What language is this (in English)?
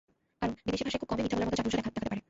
Bangla